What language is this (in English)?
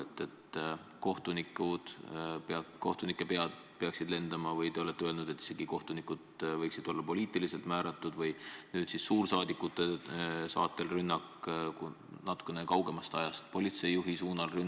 Estonian